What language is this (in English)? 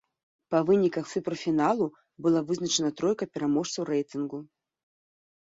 Belarusian